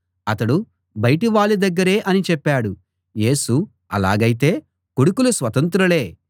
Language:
Telugu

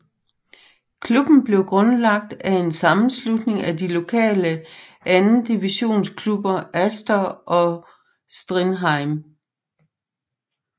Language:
Danish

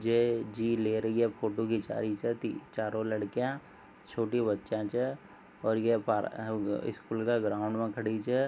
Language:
Marwari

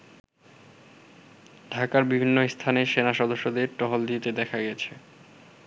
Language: Bangla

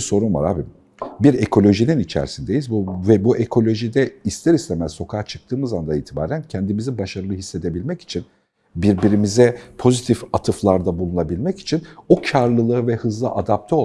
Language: Turkish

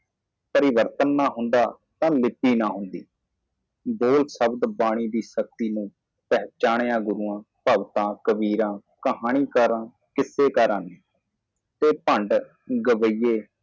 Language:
Punjabi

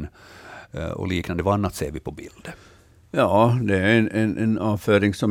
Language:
Swedish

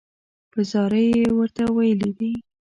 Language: Pashto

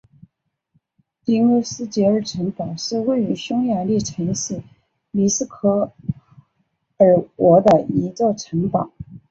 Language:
Chinese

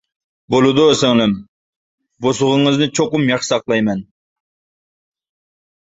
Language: Uyghur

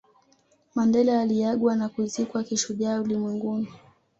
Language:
Swahili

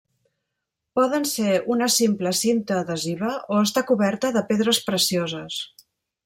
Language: Catalan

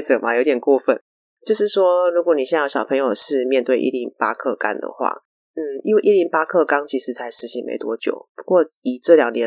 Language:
Chinese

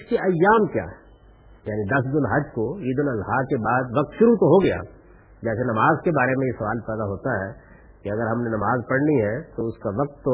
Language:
Urdu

